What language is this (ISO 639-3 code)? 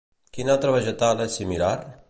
cat